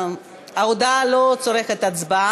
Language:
Hebrew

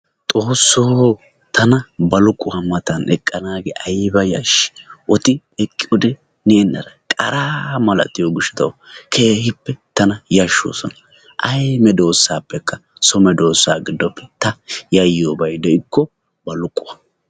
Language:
Wolaytta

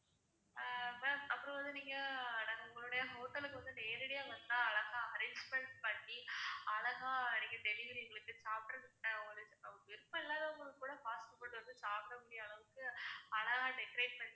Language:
Tamil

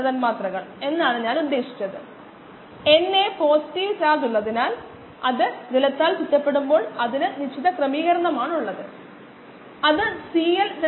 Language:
Malayalam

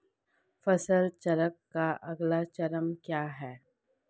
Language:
Hindi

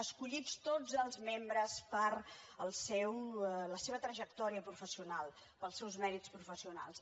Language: Catalan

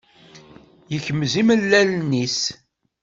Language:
Kabyle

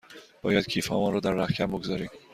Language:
Persian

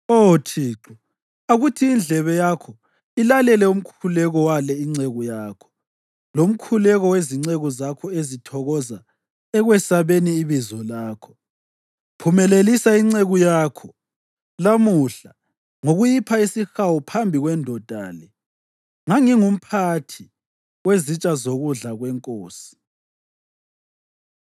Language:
North Ndebele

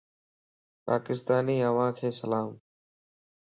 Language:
Lasi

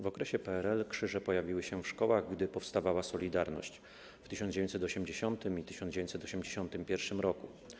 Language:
Polish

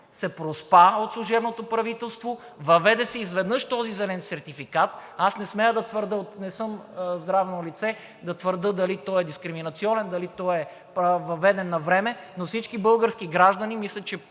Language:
Bulgarian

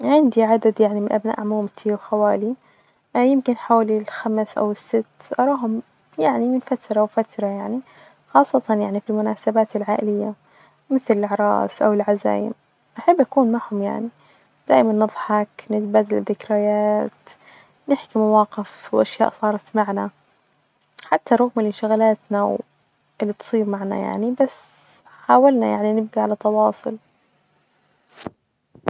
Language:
Najdi Arabic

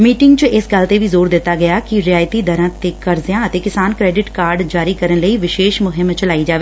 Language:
Punjabi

